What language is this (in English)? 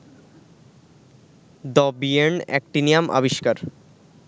Bangla